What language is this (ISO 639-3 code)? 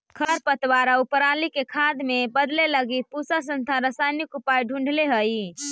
mag